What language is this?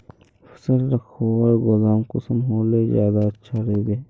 Magahi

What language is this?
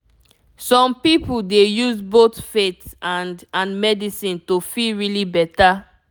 Nigerian Pidgin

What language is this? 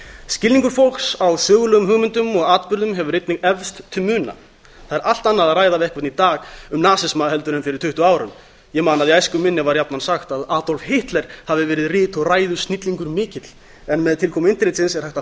Icelandic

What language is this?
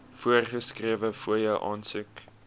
Afrikaans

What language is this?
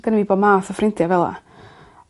Welsh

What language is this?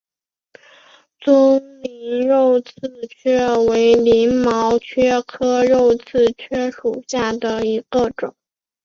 Chinese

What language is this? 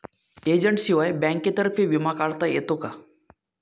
Marathi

